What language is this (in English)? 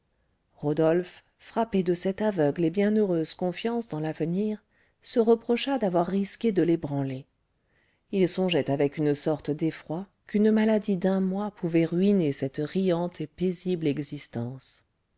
French